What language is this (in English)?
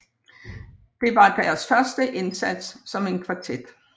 Danish